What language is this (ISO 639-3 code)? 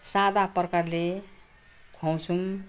nep